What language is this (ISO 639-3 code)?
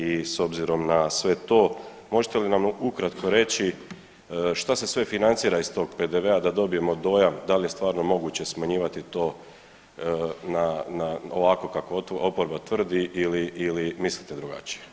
hrv